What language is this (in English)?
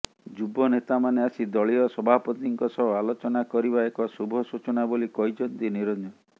Odia